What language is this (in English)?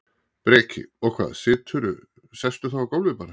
Icelandic